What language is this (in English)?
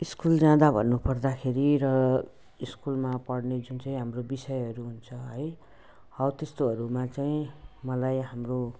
Nepali